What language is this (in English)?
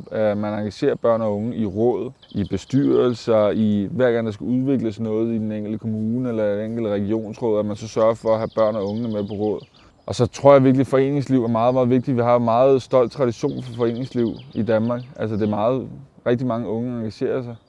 Danish